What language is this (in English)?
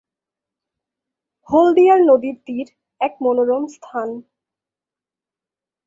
Bangla